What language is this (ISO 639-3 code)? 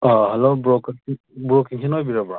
mni